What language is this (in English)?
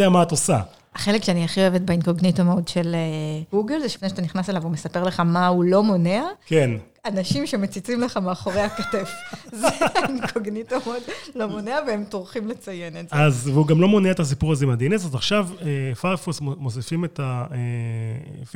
Hebrew